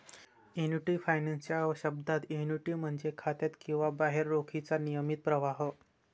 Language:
Marathi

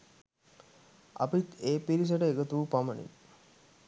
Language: Sinhala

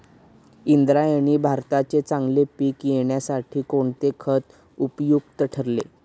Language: Marathi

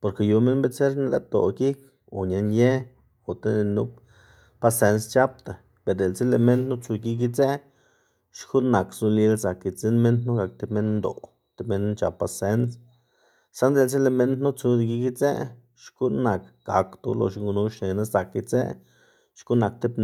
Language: Xanaguía Zapotec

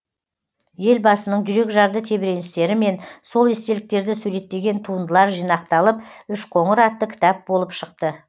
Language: Kazakh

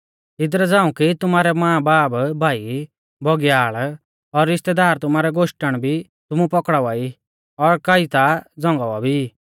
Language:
Mahasu Pahari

